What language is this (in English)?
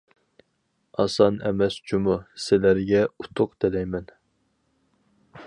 Uyghur